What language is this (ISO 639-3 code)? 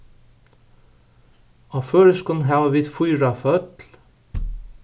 fao